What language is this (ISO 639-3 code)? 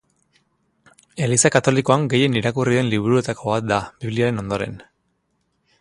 eus